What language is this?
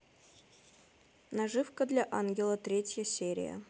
Russian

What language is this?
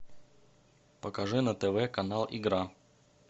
Russian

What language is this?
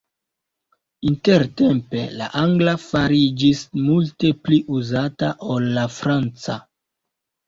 Esperanto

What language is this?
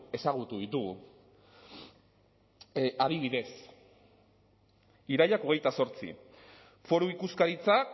Basque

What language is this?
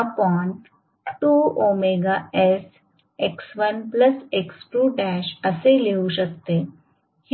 Marathi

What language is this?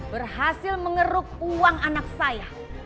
Indonesian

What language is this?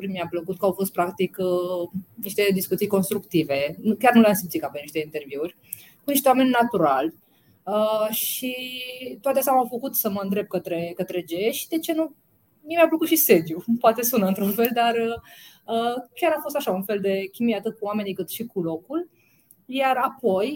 Romanian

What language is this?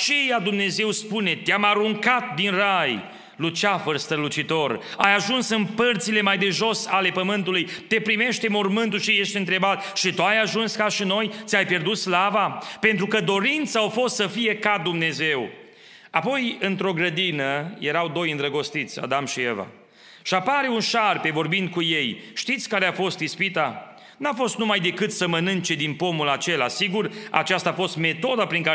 Romanian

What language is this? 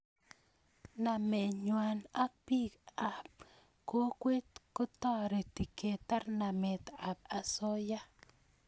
Kalenjin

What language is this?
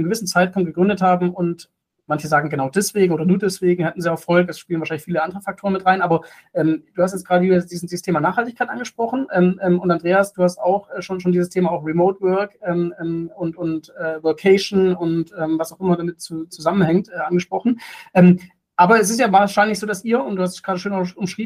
German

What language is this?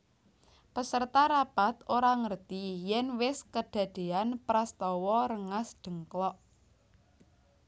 Javanese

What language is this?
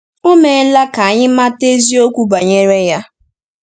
Igbo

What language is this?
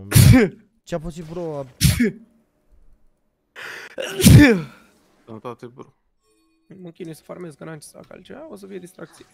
Romanian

